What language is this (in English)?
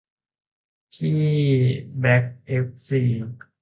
Thai